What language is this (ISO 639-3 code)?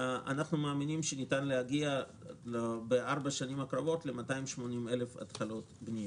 heb